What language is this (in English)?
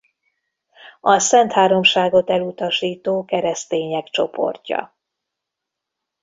Hungarian